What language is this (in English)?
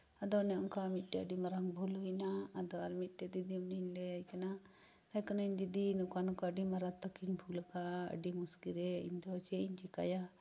Santali